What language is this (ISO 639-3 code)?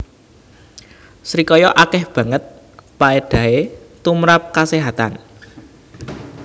jav